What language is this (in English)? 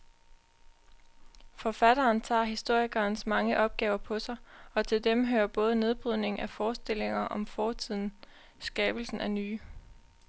Danish